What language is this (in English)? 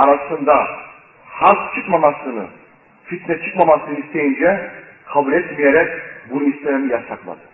Turkish